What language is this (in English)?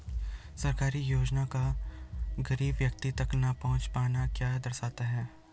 Hindi